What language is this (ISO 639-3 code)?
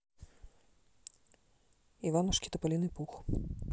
rus